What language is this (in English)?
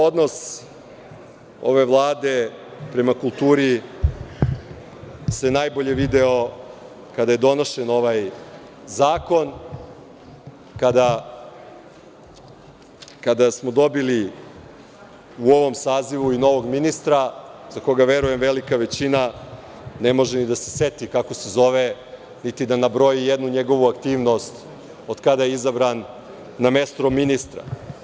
Serbian